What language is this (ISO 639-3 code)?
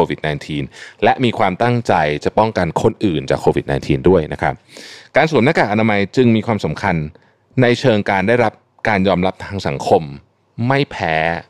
tha